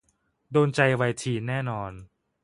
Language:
Thai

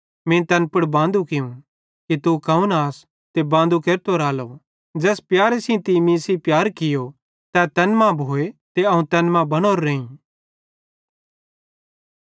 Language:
Bhadrawahi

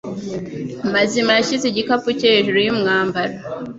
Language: Kinyarwanda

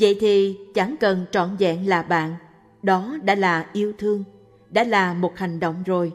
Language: Vietnamese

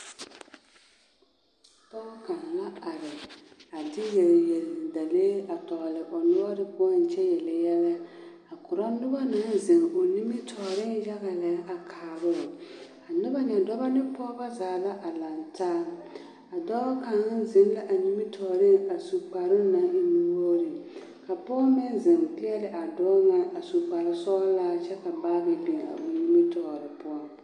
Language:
Southern Dagaare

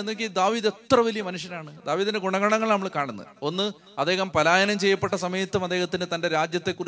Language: Malayalam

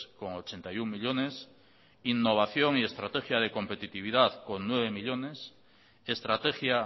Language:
Spanish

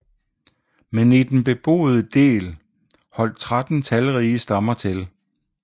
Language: Danish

